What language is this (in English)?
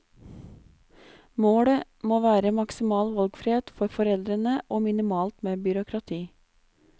Norwegian